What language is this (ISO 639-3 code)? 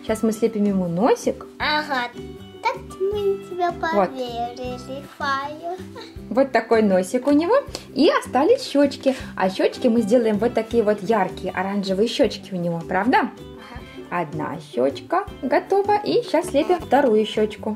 rus